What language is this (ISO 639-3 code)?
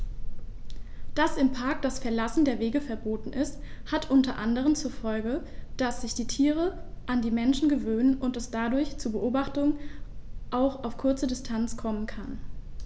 deu